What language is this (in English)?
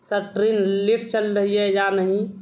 Urdu